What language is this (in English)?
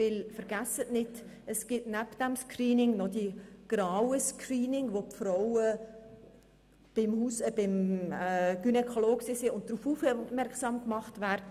Swiss German